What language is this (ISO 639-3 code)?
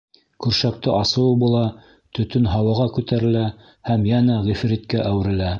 bak